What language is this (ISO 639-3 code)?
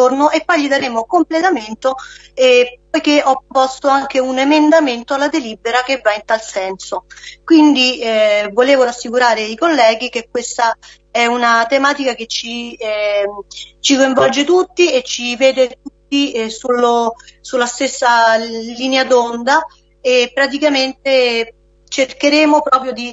ita